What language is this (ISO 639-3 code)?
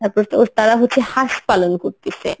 ben